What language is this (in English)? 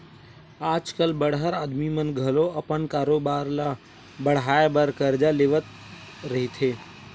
Chhattisgarhi